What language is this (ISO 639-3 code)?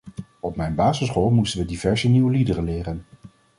nld